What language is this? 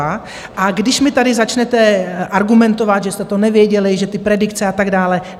Czech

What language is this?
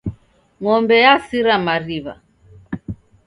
Taita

